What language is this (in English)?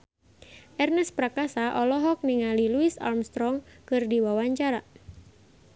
Sundanese